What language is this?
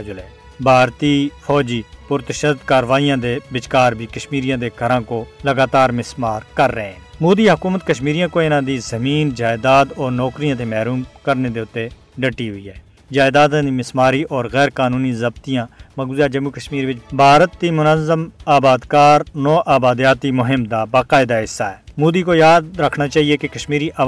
Urdu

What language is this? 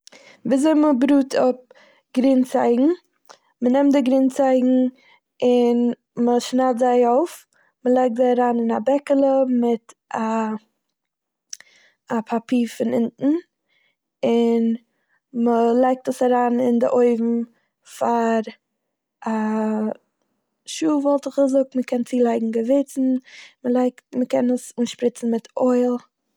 Yiddish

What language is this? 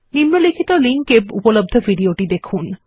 Bangla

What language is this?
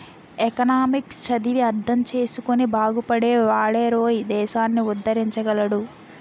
Telugu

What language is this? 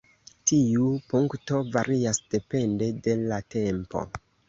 Esperanto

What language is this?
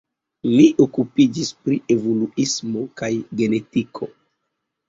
Esperanto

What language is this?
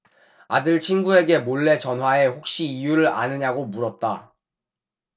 Korean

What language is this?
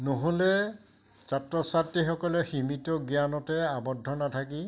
Assamese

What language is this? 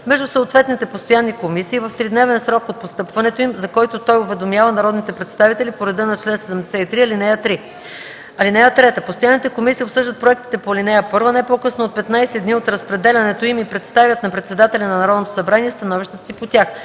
Bulgarian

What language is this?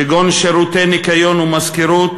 Hebrew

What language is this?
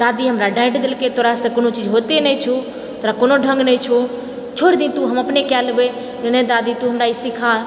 Maithili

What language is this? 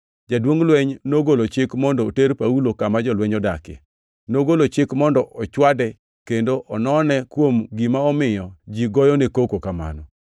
Luo (Kenya and Tanzania)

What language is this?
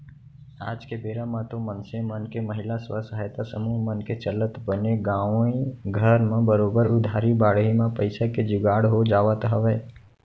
Chhattisgarhi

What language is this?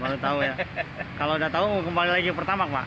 Indonesian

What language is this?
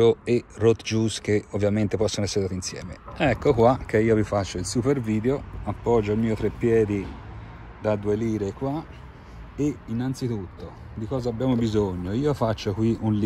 Italian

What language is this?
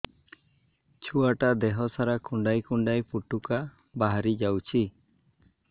Odia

